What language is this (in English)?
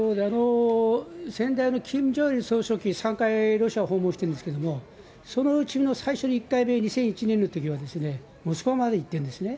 Japanese